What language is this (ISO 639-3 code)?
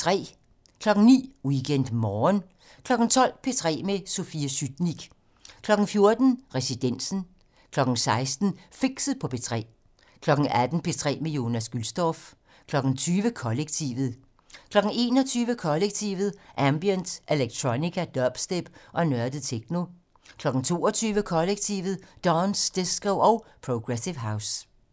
dan